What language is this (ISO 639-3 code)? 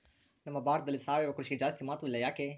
kan